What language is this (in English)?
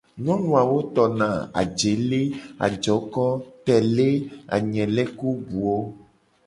Gen